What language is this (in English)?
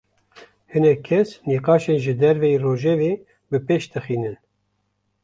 Kurdish